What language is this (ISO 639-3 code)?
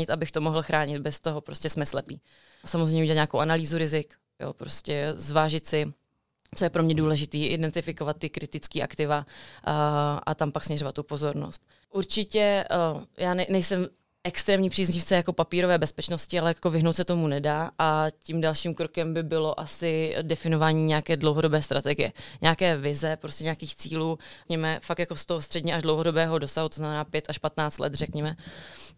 ces